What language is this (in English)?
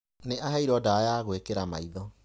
Kikuyu